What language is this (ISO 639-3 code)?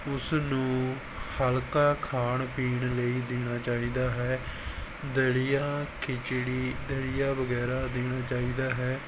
pan